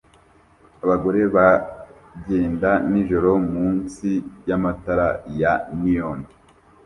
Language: Kinyarwanda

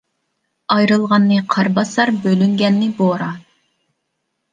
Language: Uyghur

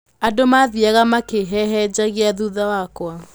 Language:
Kikuyu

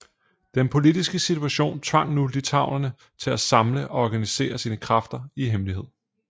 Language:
Danish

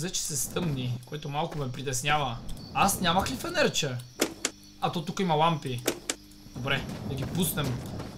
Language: Bulgarian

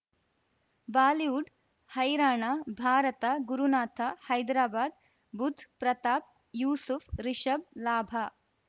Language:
Kannada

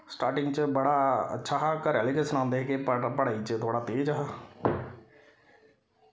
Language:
Dogri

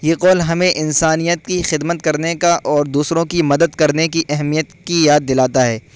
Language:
Urdu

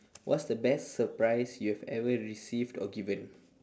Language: English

